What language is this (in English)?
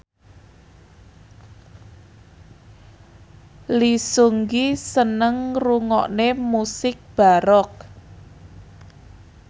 Javanese